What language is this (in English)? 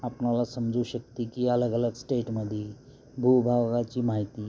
Marathi